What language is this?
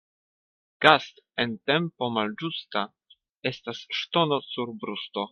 Esperanto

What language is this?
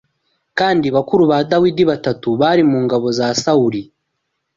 Kinyarwanda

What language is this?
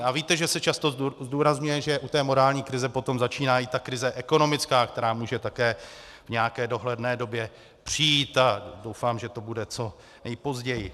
Czech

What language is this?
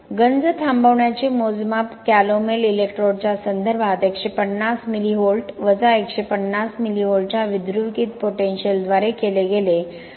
Marathi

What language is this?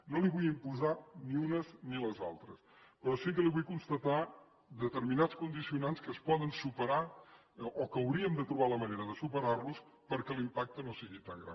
Catalan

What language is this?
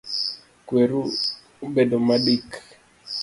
Luo (Kenya and Tanzania)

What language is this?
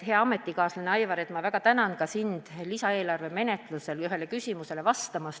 Estonian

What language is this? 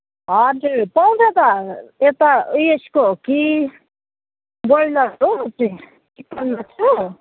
Nepali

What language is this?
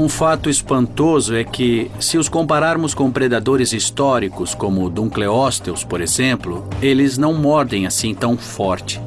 Portuguese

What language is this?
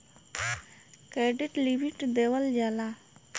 Bhojpuri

